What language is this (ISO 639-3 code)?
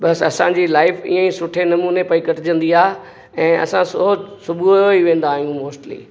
snd